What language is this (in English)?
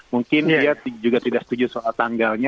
Indonesian